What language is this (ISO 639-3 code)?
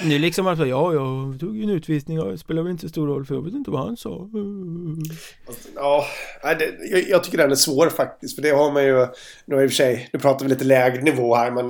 swe